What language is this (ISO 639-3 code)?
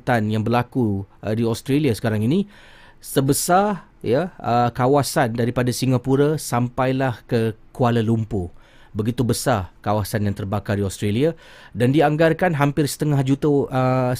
msa